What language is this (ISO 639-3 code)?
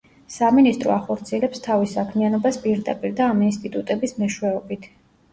kat